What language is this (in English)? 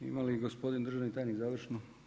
Croatian